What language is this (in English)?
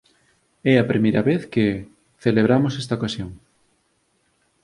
Galician